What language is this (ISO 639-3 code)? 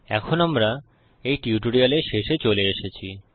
ben